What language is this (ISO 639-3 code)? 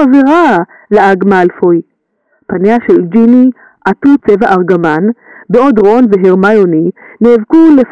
heb